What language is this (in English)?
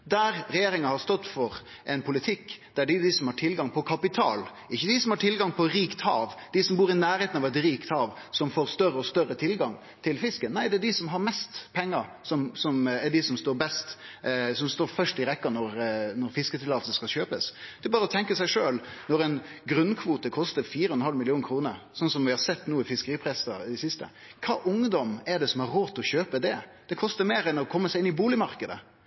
Norwegian Nynorsk